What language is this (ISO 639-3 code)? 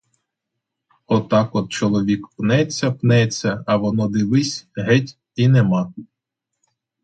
ukr